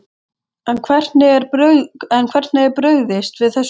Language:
Icelandic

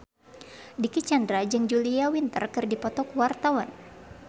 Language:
Sundanese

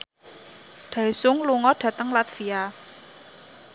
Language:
Javanese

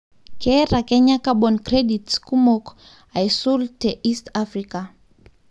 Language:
Masai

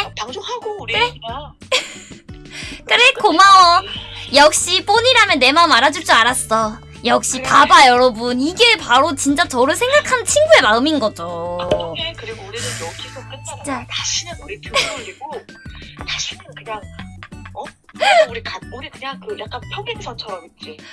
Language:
Korean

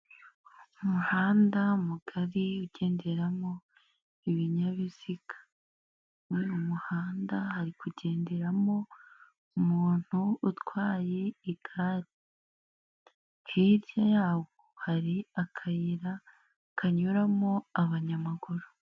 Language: Kinyarwanda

